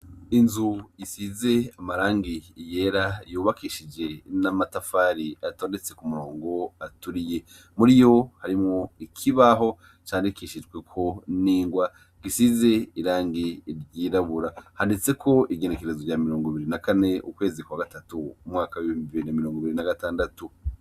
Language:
Rundi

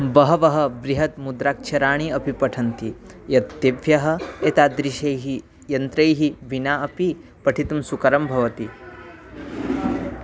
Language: Sanskrit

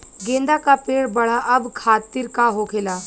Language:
Bhojpuri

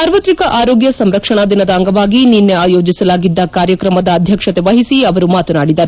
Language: Kannada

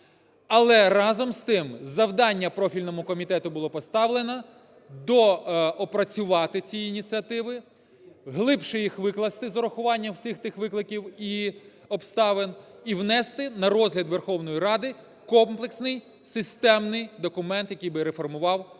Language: Ukrainian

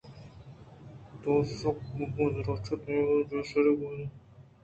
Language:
Eastern Balochi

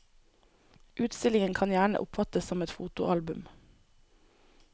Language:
Norwegian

